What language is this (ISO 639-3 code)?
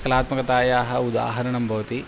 san